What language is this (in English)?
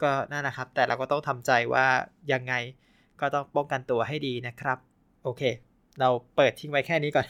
Thai